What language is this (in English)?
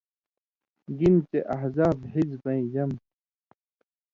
Indus Kohistani